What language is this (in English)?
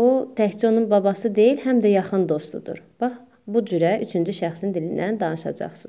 Turkish